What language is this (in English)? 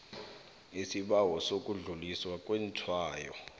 South Ndebele